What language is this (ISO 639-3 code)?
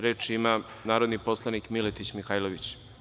srp